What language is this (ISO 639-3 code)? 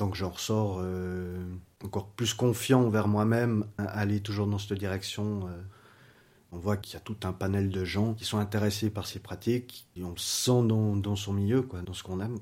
fra